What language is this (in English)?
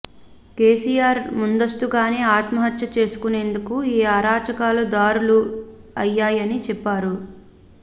Telugu